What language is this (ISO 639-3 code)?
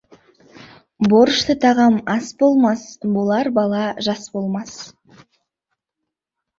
kaz